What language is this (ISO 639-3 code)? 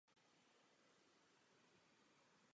ces